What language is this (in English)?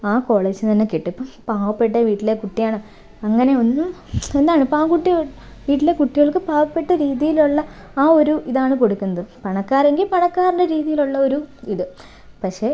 Malayalam